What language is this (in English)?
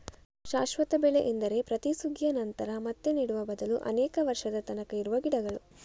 Kannada